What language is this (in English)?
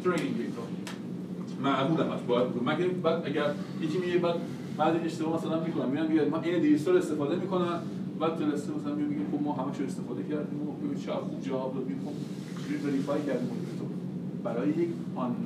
Persian